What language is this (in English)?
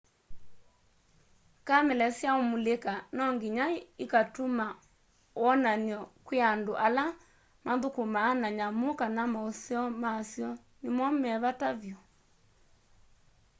Kamba